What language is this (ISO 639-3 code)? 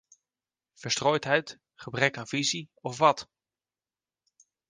nld